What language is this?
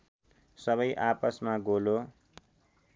Nepali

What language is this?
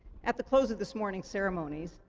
English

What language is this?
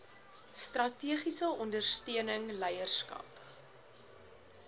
Afrikaans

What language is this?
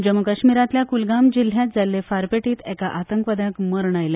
Konkani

